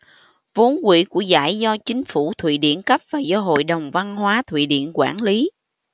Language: Vietnamese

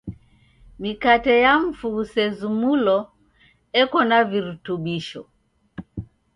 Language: Taita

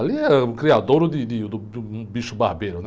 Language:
Portuguese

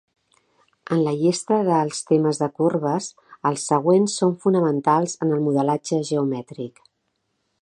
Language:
Catalan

